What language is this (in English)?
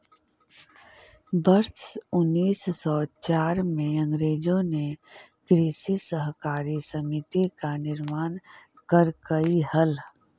Magahi